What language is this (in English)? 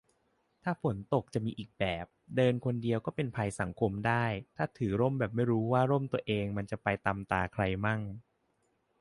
Thai